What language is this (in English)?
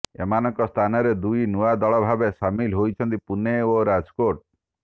Odia